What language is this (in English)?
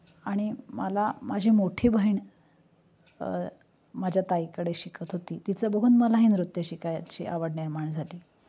Marathi